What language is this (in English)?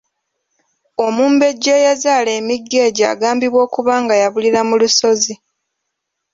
Ganda